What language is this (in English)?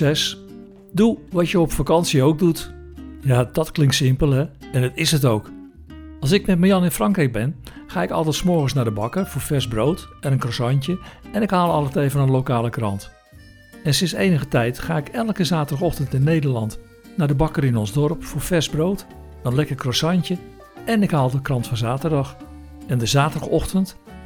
Dutch